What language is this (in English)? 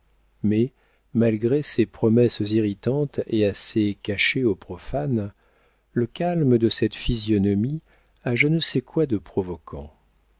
French